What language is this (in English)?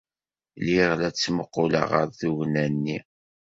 Kabyle